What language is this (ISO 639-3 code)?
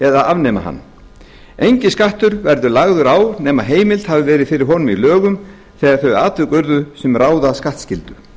isl